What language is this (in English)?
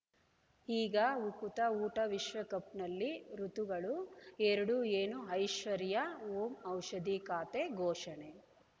Kannada